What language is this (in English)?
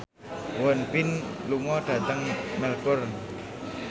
Javanese